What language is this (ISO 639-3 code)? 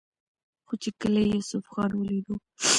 pus